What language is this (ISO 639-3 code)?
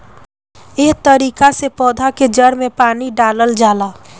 bho